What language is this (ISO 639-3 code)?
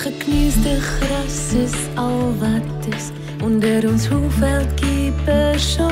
nld